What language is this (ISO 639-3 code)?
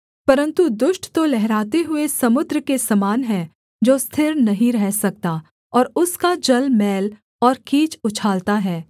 hin